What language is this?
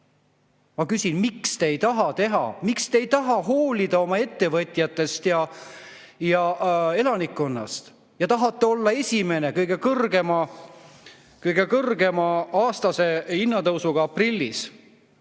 Estonian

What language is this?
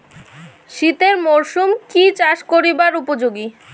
Bangla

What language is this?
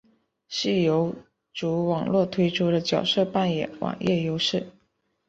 Chinese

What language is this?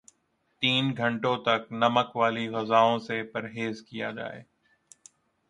Urdu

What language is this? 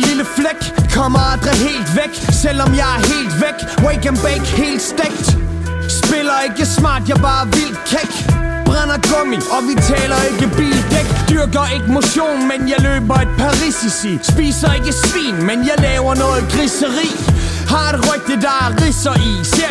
Danish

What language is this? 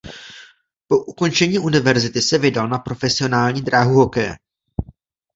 Czech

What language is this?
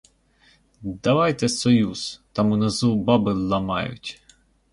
Ukrainian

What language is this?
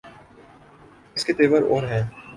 Urdu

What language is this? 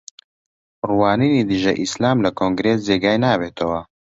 Central Kurdish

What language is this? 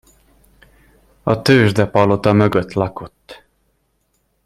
Hungarian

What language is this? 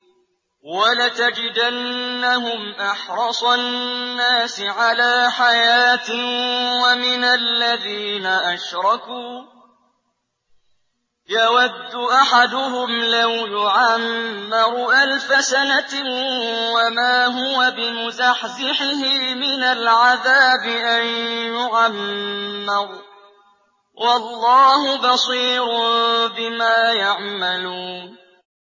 Arabic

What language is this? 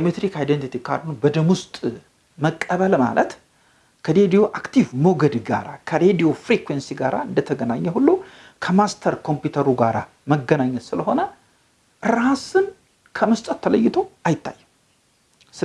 English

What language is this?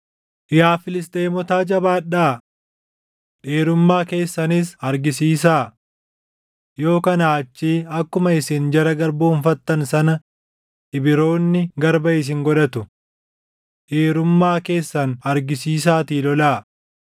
Oromo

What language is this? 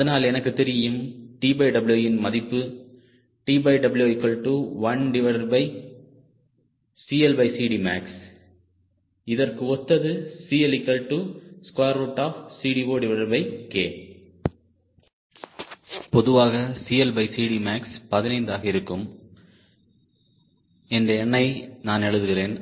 Tamil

